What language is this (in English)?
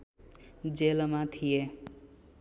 Nepali